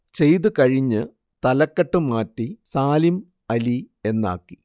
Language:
Malayalam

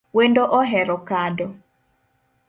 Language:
Luo (Kenya and Tanzania)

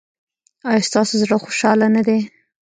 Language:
Pashto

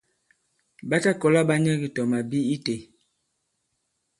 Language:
Bankon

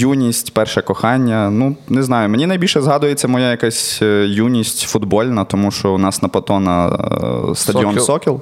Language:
Ukrainian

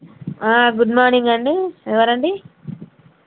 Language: Telugu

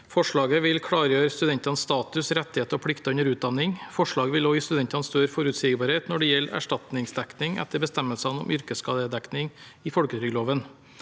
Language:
Norwegian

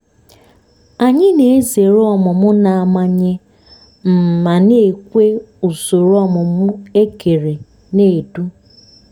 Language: Igbo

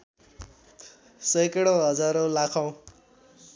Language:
Nepali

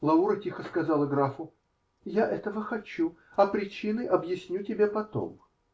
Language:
Russian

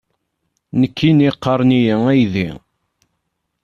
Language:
Kabyle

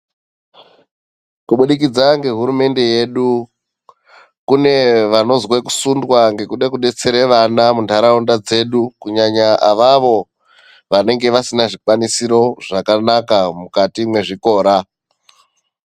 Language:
Ndau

